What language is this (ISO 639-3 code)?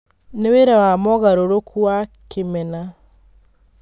kik